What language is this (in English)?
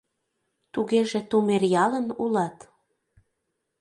Mari